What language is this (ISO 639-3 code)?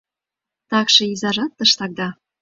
chm